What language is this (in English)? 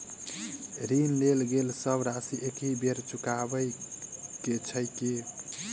Maithili